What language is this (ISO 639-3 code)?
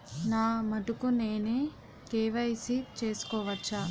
tel